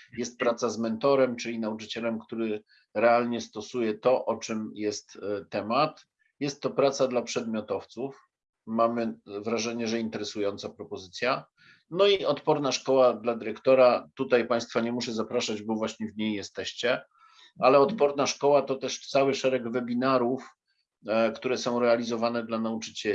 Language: Polish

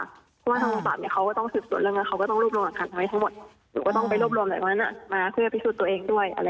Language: Thai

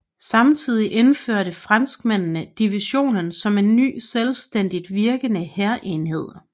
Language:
Danish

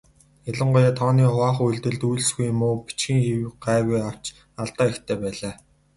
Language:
Mongolian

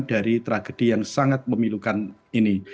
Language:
Indonesian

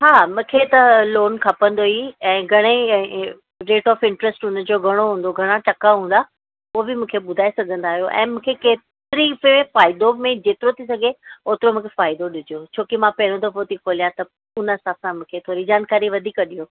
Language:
Sindhi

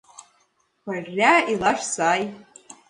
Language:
Mari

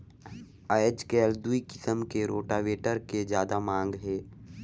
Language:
Chhattisgarhi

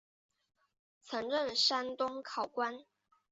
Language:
Chinese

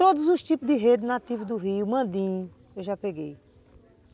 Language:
Portuguese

